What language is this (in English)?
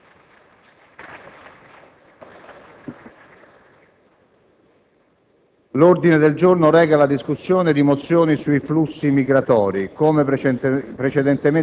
Italian